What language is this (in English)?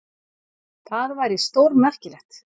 Icelandic